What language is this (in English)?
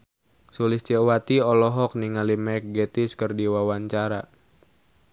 Sundanese